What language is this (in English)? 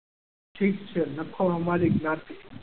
Gujarati